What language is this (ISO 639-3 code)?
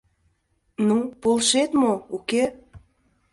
chm